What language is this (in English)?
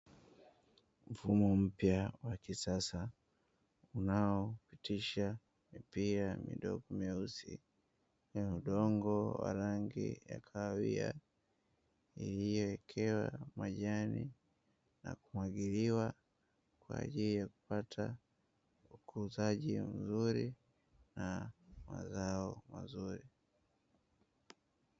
Swahili